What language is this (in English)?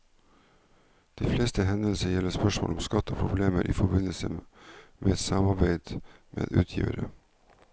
Norwegian